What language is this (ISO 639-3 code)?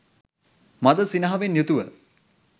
sin